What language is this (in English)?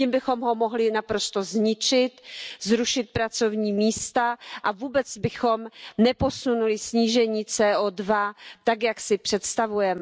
Czech